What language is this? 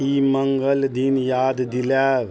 Maithili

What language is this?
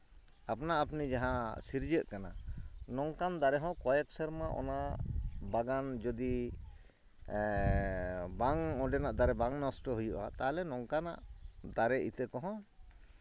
Santali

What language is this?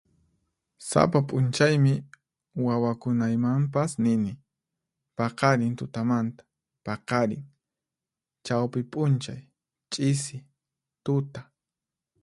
Puno Quechua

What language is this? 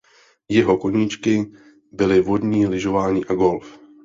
Czech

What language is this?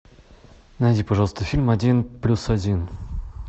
Russian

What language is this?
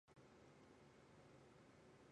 Chinese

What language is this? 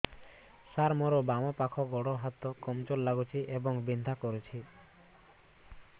Odia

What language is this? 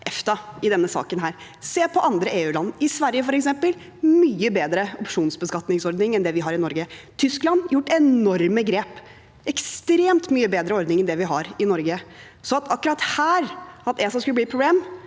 Norwegian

